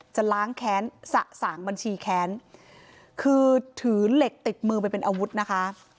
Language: Thai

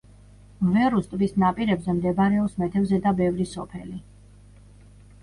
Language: Georgian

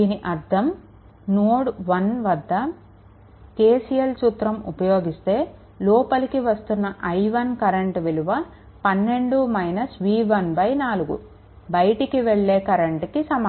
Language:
Telugu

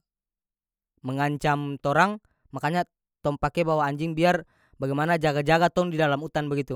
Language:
North Moluccan Malay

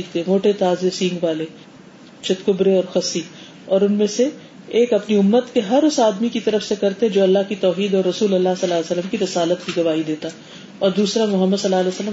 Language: Urdu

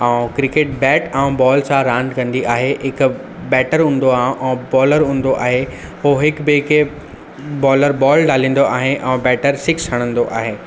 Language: Sindhi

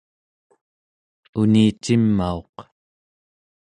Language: Central Yupik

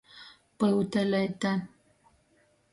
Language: Latgalian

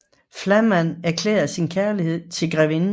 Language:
Danish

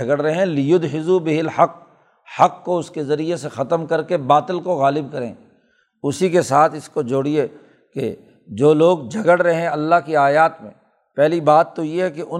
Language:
Urdu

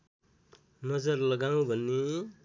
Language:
Nepali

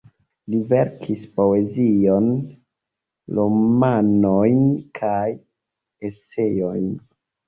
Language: Esperanto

